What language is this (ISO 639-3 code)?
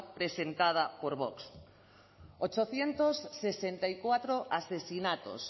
spa